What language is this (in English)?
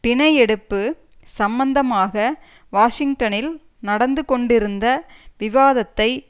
Tamil